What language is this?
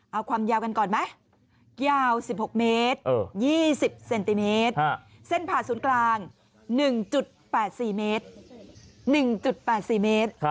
Thai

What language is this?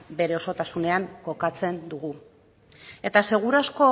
Basque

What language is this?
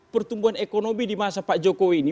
Indonesian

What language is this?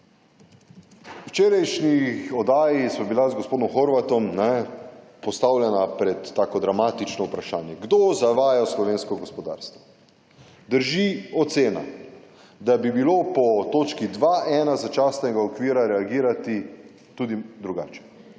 Slovenian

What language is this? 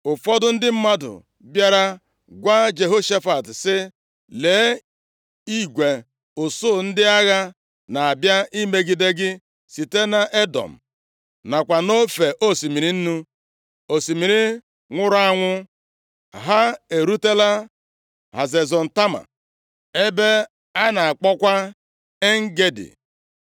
Igbo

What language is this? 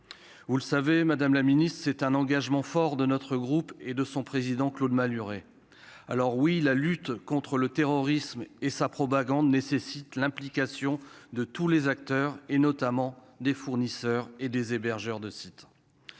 French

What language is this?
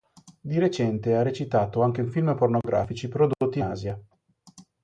Italian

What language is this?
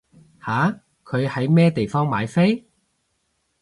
Cantonese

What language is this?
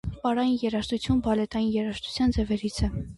Armenian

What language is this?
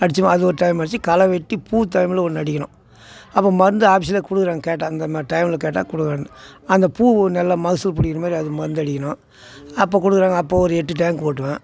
Tamil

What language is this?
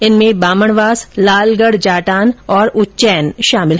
Hindi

